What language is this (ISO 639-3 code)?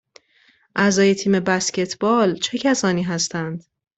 fas